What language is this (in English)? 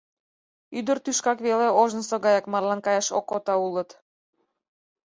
Mari